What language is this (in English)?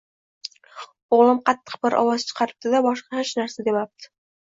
Uzbek